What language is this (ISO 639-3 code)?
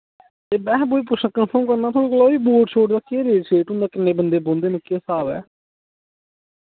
doi